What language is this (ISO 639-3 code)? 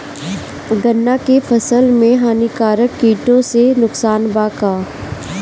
bho